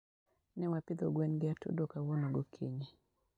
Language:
Luo (Kenya and Tanzania)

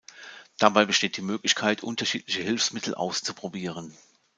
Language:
German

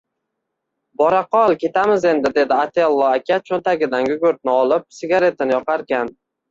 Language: Uzbek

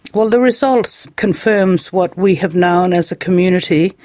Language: English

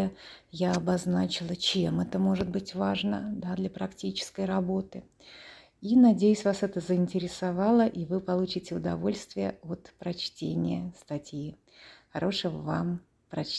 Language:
Russian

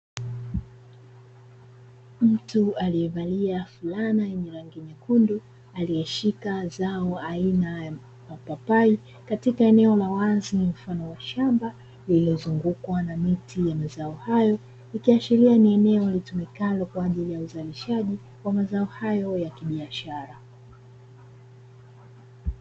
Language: Swahili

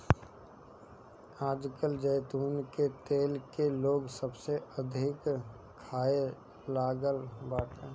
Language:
Bhojpuri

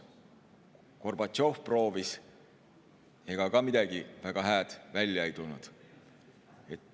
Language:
Estonian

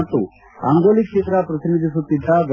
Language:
Kannada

